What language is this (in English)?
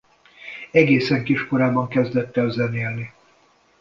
Hungarian